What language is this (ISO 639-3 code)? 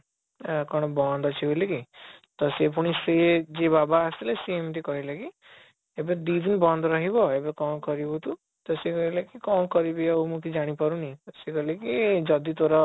ori